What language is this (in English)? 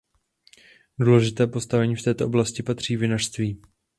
Czech